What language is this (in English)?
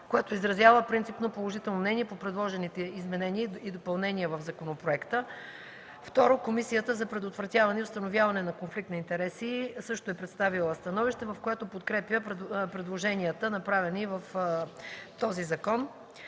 Bulgarian